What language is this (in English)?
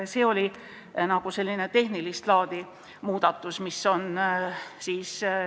Estonian